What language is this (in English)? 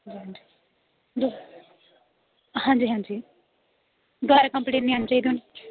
Dogri